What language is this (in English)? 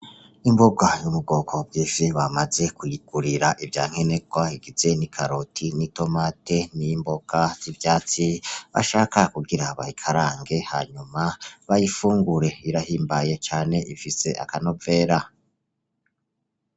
Rundi